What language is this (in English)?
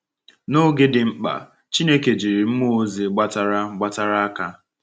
Igbo